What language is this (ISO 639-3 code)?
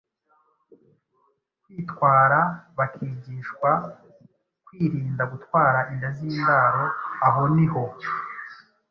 kin